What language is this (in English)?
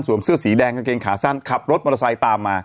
Thai